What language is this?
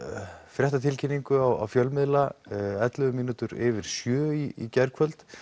Icelandic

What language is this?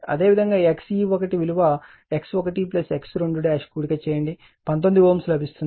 Telugu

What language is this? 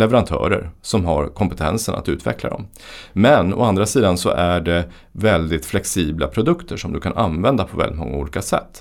Swedish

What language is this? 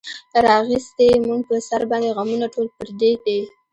Pashto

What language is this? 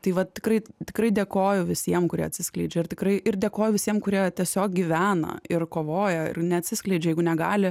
Lithuanian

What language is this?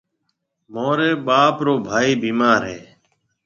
Marwari (Pakistan)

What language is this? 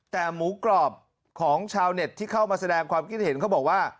Thai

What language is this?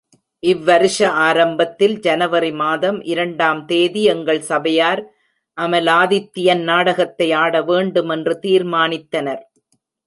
Tamil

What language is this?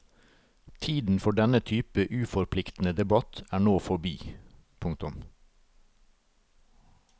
Norwegian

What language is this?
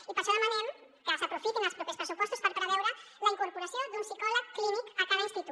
Catalan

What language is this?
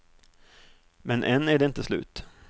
Swedish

